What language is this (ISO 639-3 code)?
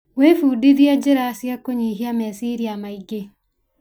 kik